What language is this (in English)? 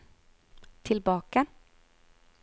Norwegian